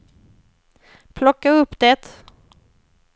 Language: Swedish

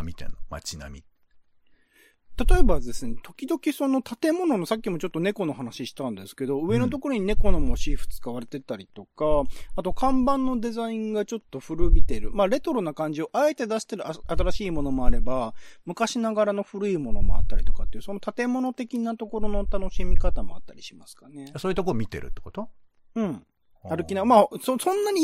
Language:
Japanese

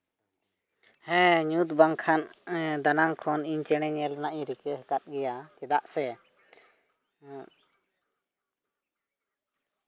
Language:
Santali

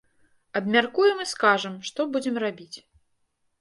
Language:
Belarusian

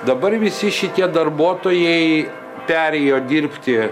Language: Lithuanian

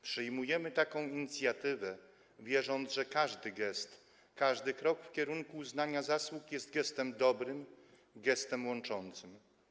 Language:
Polish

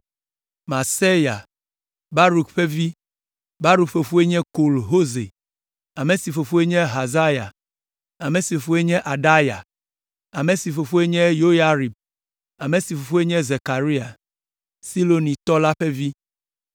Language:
Ewe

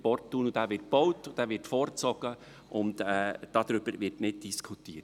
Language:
Swiss German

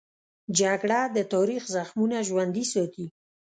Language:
Pashto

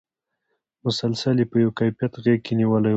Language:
Pashto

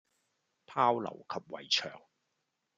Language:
Cantonese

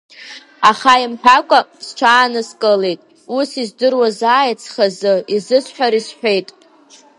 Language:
Abkhazian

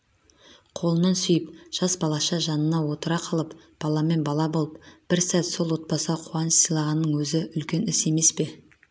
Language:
Kazakh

